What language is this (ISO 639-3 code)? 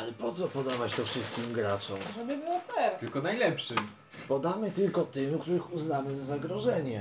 pol